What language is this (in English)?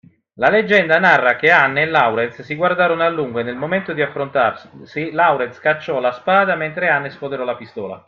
Italian